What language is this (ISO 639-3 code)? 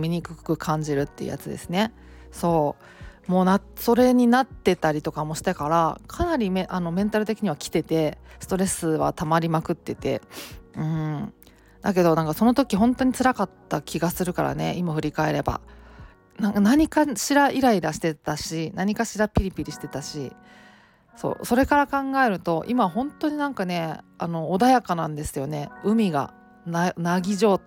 jpn